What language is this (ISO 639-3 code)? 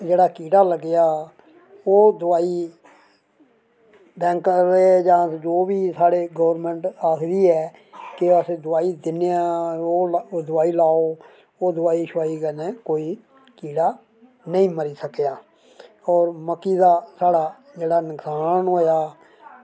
doi